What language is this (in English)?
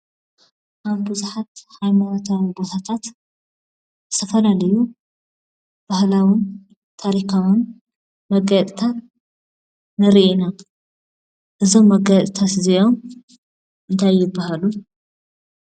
Tigrinya